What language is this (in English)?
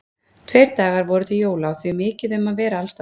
Icelandic